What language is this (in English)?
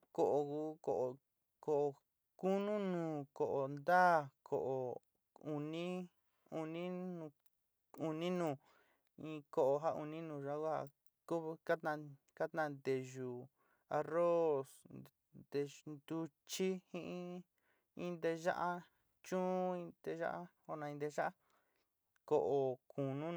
Sinicahua Mixtec